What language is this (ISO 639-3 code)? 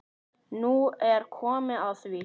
isl